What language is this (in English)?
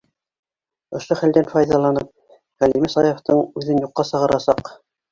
Bashkir